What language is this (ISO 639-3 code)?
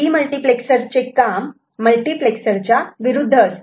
mar